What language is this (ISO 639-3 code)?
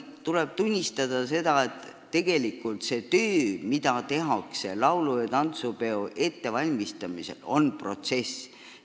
est